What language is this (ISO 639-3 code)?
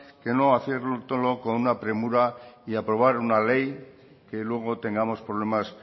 spa